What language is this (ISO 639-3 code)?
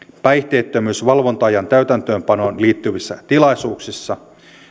fin